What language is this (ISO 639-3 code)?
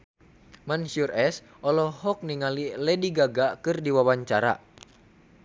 sun